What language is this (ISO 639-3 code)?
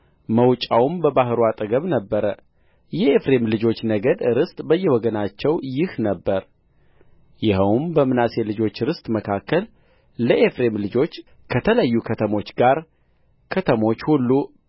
amh